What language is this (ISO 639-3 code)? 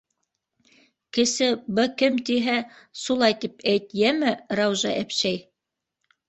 bak